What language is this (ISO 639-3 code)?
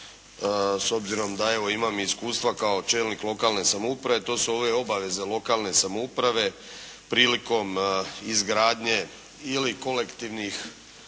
hrv